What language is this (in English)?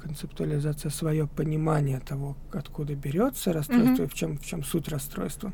Russian